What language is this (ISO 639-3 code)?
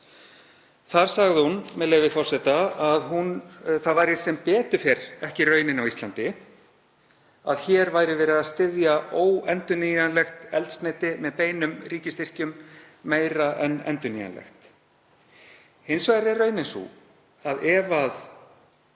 isl